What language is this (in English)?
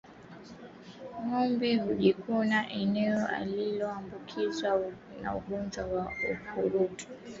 Swahili